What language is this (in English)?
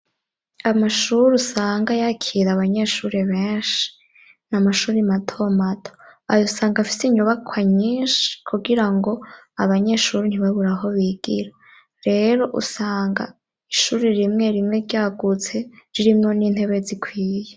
Rundi